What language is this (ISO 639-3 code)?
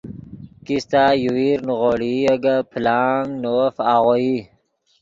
ydg